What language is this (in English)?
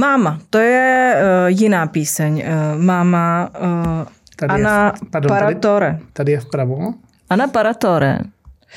Czech